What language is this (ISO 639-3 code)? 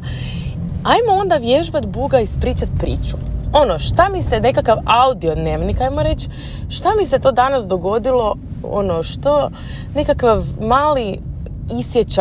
hrv